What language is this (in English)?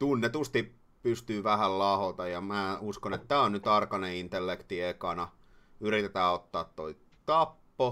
Finnish